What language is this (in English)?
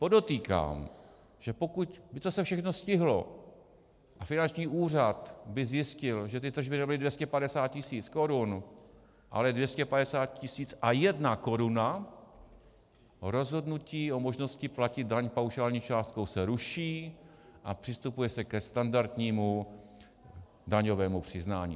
Czech